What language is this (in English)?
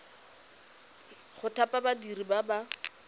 Tswana